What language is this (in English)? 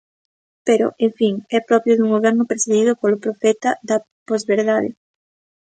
Galician